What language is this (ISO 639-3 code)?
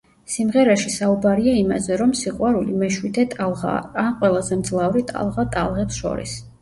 kat